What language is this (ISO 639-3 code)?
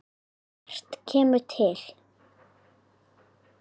isl